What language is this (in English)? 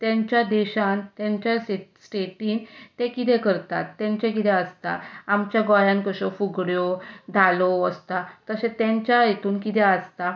Konkani